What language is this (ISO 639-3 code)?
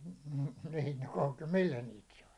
fin